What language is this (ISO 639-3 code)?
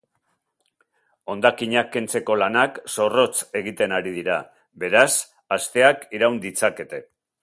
eus